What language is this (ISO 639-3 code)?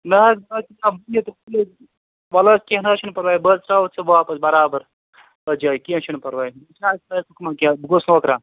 kas